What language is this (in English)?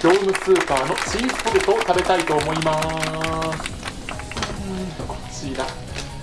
Japanese